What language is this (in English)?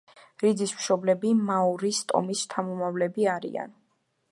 Georgian